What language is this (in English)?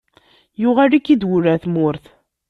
Kabyle